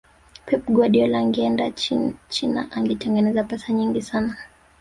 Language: Swahili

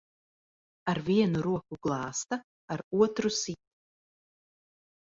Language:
Latvian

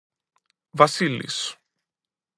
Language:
Greek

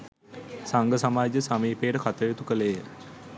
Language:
Sinhala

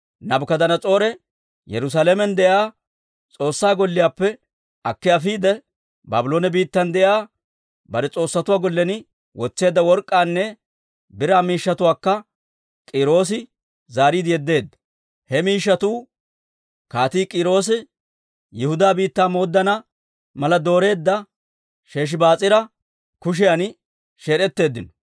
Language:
Dawro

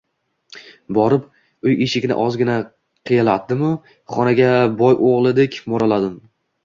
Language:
Uzbek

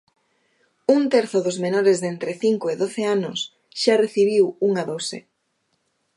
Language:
Galician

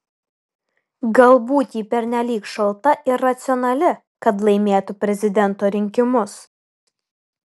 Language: Lithuanian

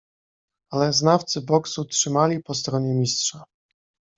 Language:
Polish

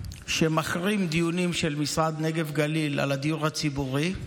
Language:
Hebrew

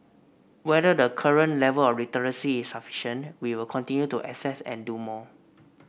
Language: English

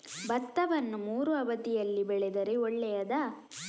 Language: Kannada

